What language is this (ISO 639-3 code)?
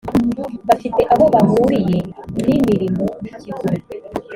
kin